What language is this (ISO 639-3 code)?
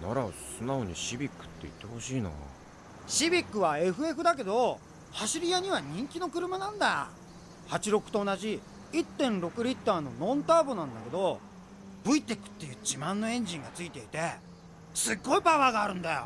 jpn